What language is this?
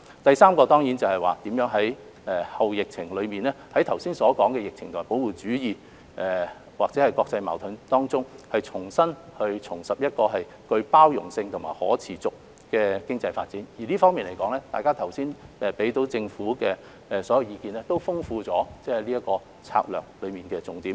Cantonese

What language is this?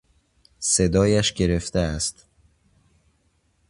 Persian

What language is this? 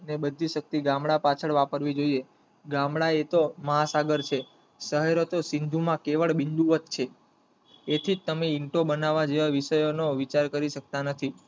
Gujarati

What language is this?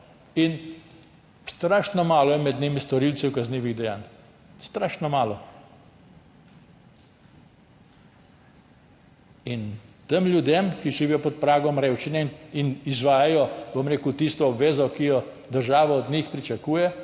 Slovenian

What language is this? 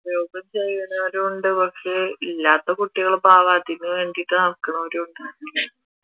Malayalam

